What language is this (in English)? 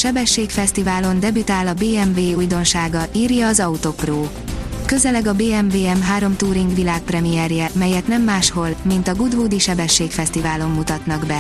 Hungarian